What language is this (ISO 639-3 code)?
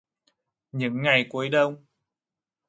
vie